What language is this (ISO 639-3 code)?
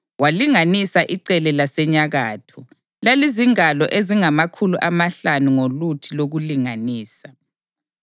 nde